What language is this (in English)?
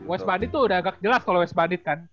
Indonesian